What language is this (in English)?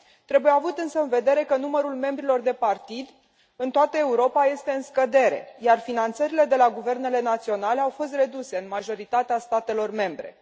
Romanian